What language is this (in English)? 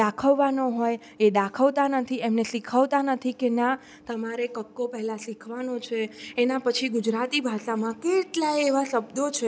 Gujarati